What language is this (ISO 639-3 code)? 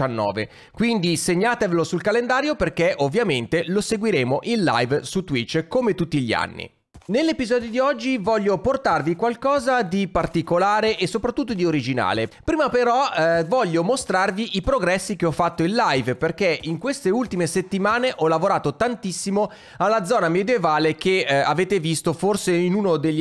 ita